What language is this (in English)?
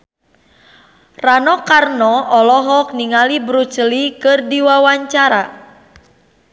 Sundanese